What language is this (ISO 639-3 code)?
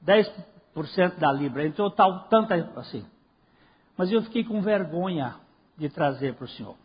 por